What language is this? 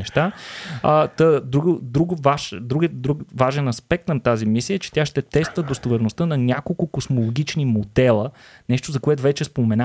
Bulgarian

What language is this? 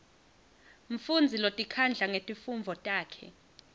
Swati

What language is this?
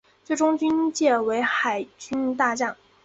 Chinese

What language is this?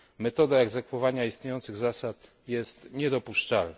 Polish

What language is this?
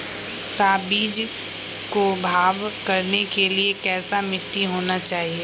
Magahi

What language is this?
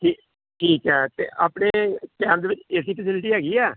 Punjabi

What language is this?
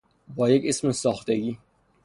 Persian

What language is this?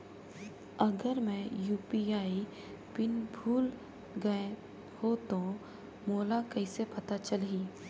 Chhattisgarhi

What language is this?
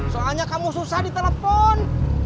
Indonesian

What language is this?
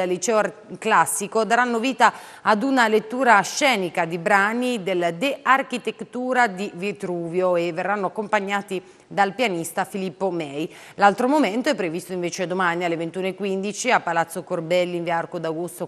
Italian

